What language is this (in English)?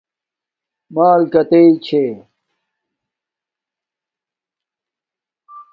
Domaaki